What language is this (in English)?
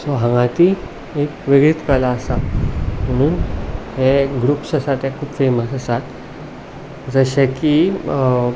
Konkani